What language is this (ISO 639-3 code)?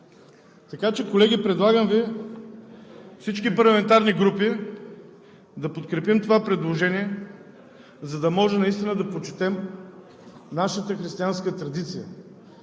bul